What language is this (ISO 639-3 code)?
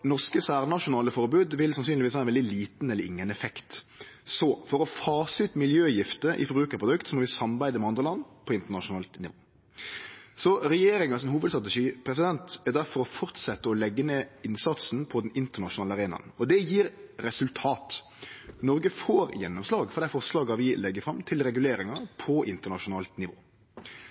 nno